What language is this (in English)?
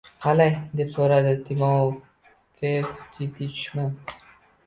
Uzbek